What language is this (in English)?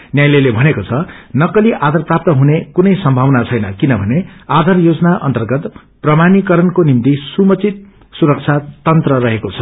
Nepali